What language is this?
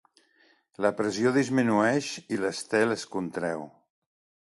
Catalan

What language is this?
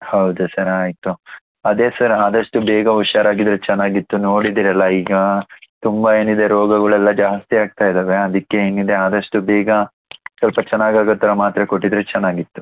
Kannada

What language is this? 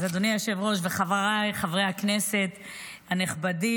Hebrew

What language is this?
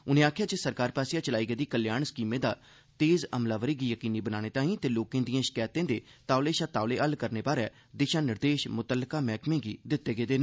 Dogri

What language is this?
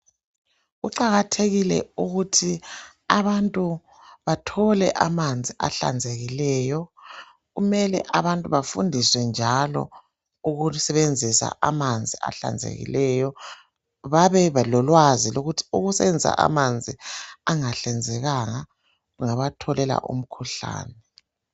North Ndebele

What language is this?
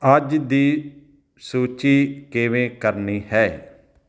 Punjabi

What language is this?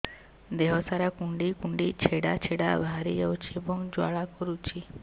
Odia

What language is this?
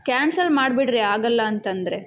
Kannada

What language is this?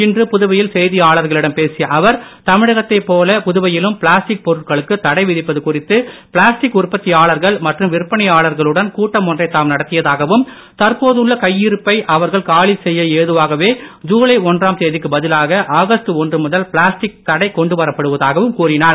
Tamil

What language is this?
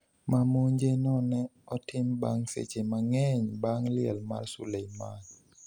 Luo (Kenya and Tanzania)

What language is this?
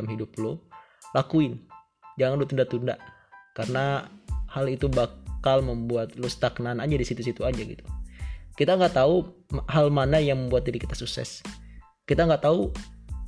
Indonesian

